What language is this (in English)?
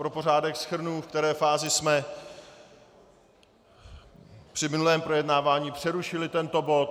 Czech